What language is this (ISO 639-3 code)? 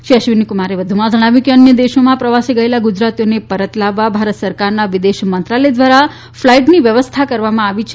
guj